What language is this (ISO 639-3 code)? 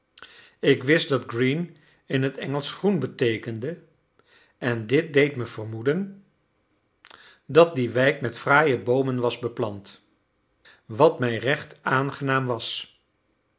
nld